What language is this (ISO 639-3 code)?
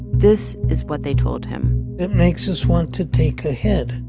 eng